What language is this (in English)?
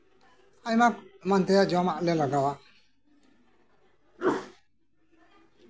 Santali